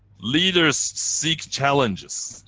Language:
English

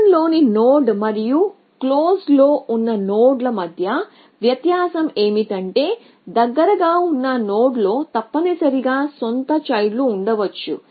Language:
Telugu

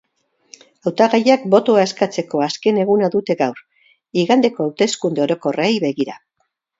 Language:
Basque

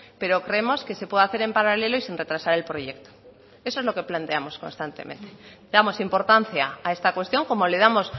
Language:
Spanish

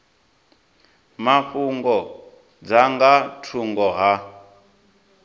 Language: Venda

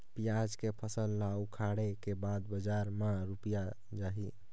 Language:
Chhattisgarhi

